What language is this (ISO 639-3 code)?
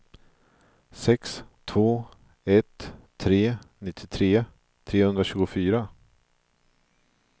swe